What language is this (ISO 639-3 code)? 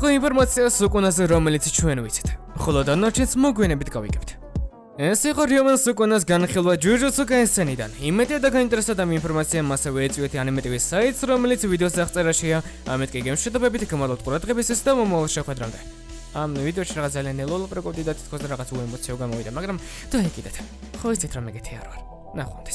fra